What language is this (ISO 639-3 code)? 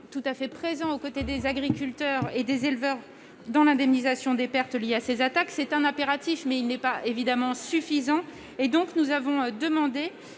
fra